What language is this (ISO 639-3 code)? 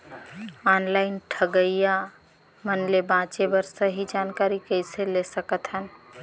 hne